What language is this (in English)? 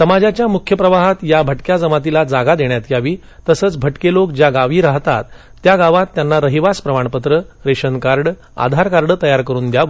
Marathi